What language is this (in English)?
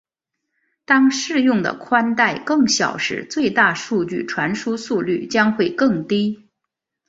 Chinese